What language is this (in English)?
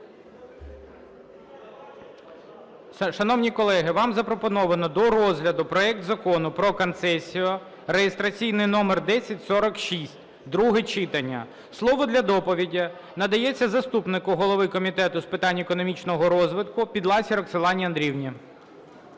Ukrainian